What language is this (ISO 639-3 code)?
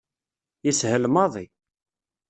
kab